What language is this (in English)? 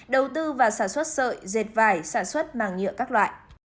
Vietnamese